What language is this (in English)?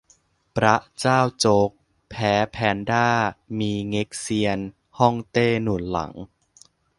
Thai